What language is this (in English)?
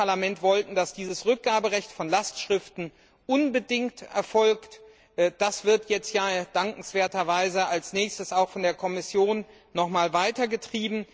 German